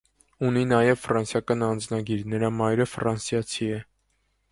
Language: Armenian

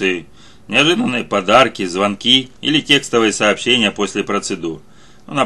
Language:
Russian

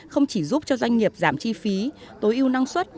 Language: Vietnamese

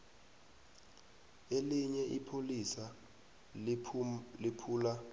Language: South Ndebele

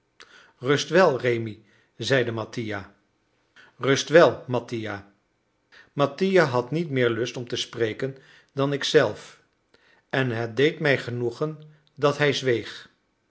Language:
Dutch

